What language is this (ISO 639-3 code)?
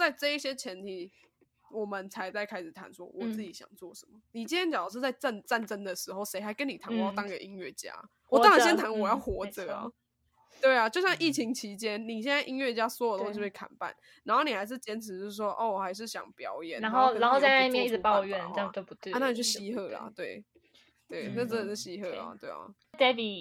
zho